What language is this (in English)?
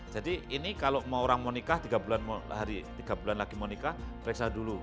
Indonesian